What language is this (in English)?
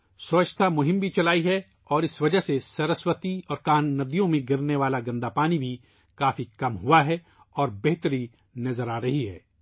Urdu